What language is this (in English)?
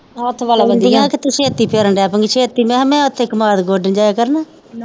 Punjabi